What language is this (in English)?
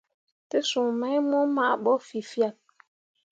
Mundang